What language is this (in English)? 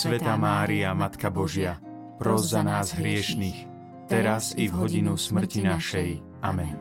Slovak